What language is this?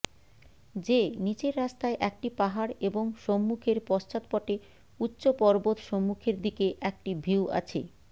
Bangla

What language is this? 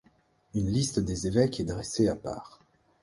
French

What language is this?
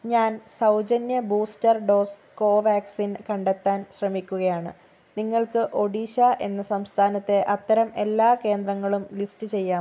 Malayalam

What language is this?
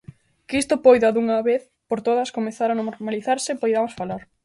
Galician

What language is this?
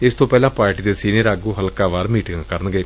Punjabi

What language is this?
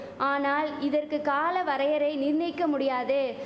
Tamil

